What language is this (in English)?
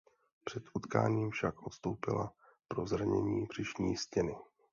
Czech